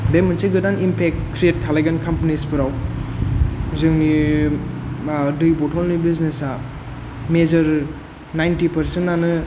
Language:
Bodo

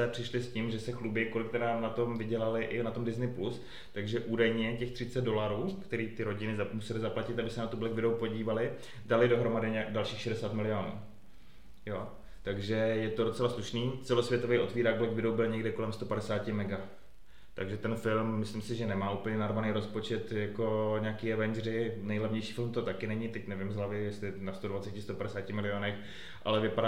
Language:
Czech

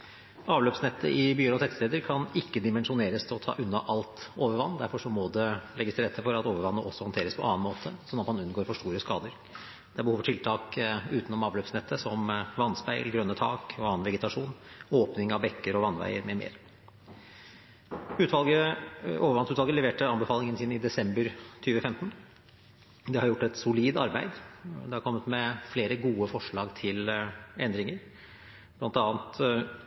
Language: Norwegian Bokmål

